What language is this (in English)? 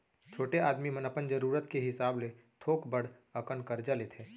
Chhattisgarhi